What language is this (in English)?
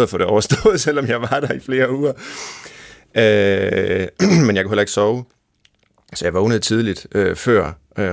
Danish